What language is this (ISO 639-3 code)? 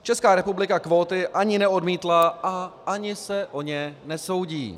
ces